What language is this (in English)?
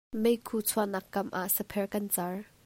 Hakha Chin